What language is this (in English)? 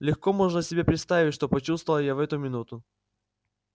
Russian